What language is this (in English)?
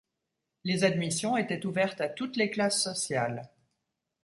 French